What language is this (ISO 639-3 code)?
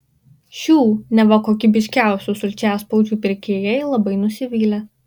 lit